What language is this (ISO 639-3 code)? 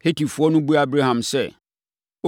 aka